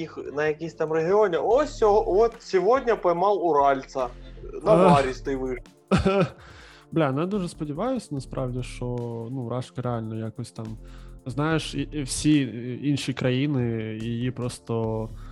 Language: Ukrainian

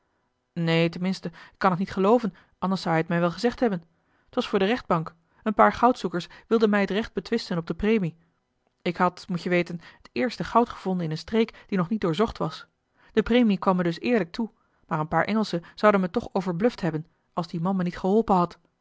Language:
Dutch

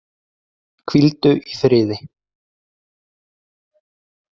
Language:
Icelandic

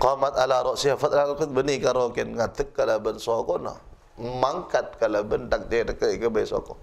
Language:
Malay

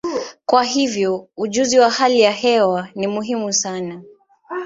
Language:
Swahili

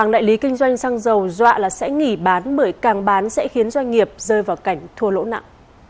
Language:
Vietnamese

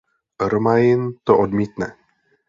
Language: Czech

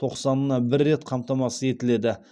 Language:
Kazakh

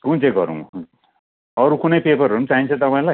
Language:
Nepali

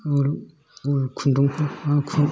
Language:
Bodo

